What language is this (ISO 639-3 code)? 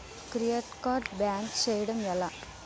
tel